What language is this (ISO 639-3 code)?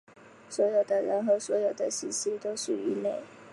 zho